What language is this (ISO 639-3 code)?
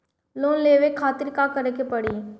bho